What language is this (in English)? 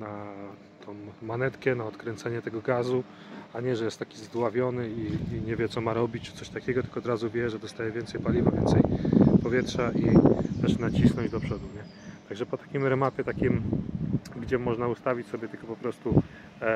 Polish